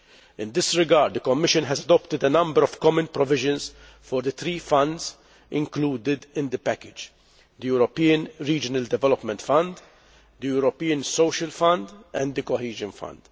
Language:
English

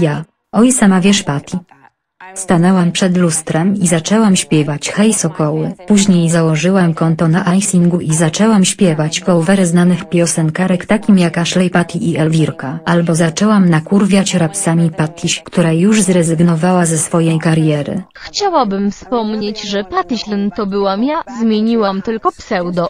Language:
Polish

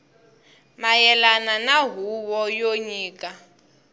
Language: Tsonga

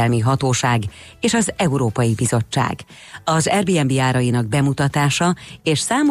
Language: Hungarian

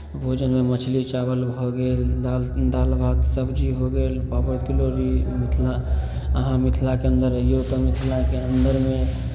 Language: Maithili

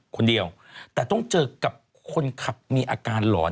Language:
Thai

